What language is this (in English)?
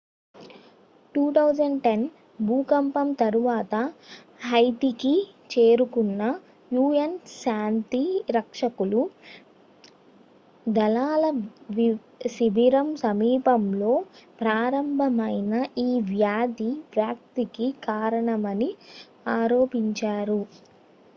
Telugu